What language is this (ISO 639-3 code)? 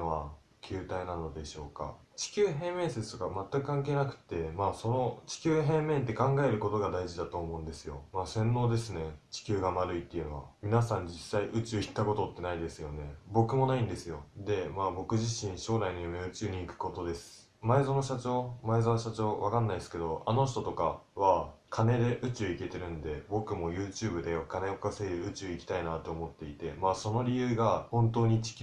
jpn